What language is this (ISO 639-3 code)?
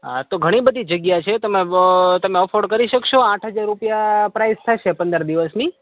guj